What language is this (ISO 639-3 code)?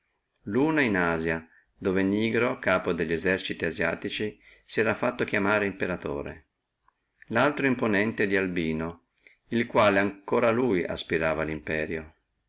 ita